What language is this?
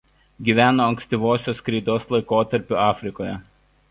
Lithuanian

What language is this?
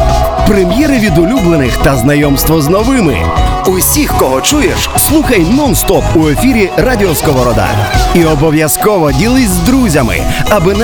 Ukrainian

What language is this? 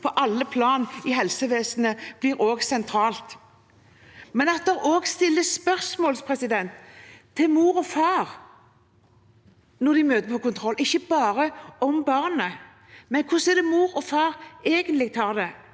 Norwegian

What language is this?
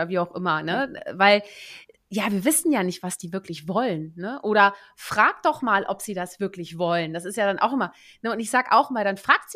German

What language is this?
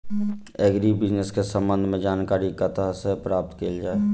Maithili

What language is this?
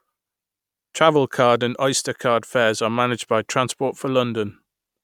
English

